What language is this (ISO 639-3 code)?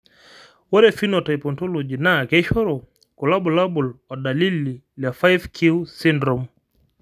mas